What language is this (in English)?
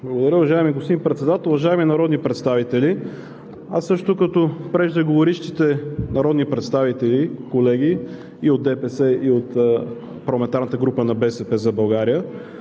Bulgarian